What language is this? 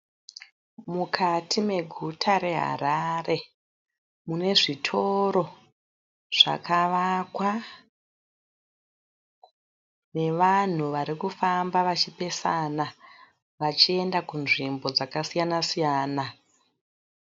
Shona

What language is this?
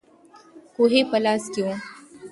Pashto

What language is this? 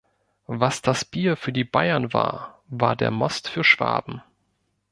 German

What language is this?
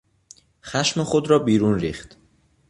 Persian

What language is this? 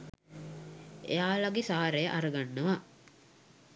Sinhala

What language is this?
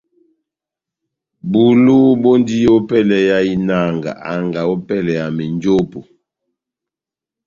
Batanga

